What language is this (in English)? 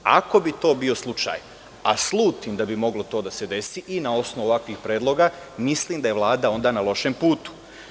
Serbian